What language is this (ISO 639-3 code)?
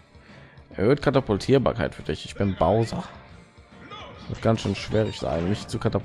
deu